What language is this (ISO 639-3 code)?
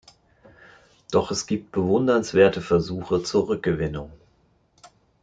deu